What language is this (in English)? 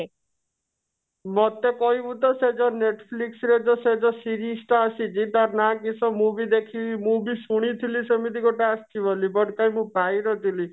Odia